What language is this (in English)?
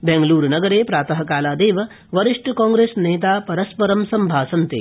Sanskrit